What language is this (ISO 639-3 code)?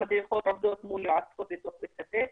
heb